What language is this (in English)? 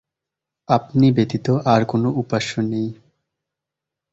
Bangla